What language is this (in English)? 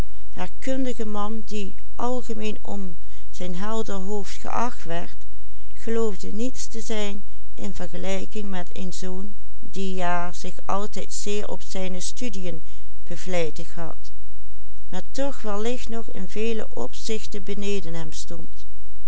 Dutch